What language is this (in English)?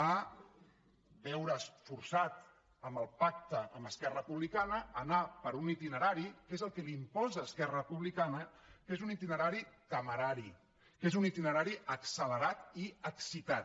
Catalan